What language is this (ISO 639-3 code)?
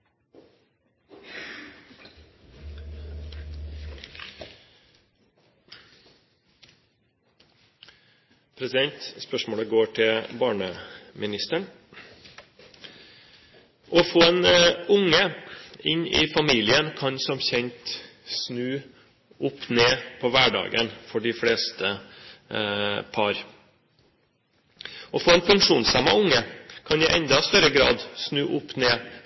nor